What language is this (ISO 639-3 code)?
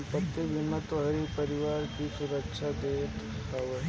bho